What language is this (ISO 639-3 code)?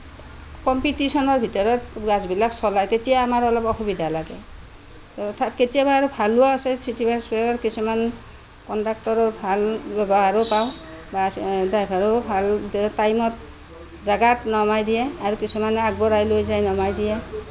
asm